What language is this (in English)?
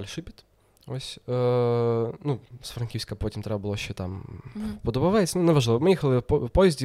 Ukrainian